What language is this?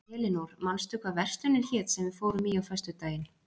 Icelandic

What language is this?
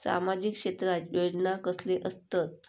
Marathi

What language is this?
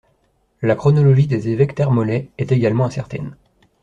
French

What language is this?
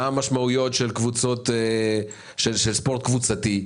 Hebrew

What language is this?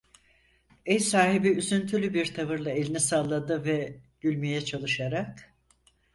Turkish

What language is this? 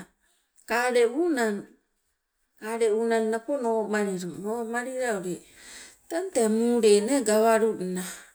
Sibe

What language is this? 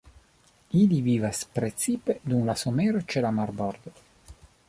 Esperanto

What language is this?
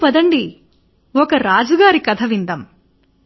Telugu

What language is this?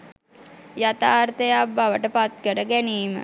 Sinhala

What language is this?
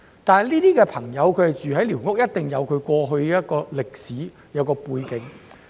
Cantonese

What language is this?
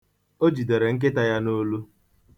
Igbo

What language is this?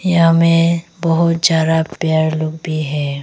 Hindi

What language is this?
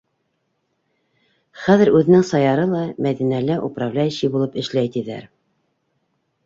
Bashkir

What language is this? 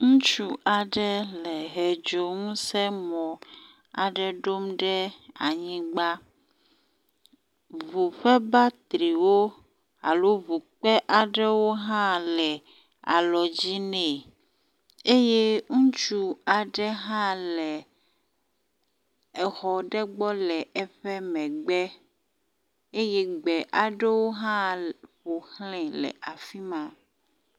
Ewe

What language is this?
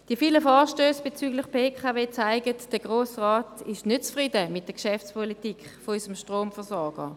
Swiss German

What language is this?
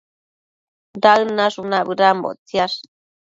Matsés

